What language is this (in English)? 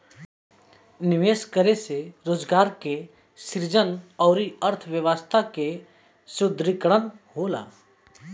Bhojpuri